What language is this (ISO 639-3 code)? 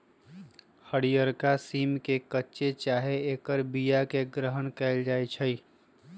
mag